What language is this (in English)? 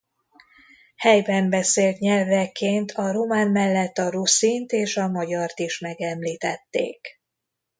Hungarian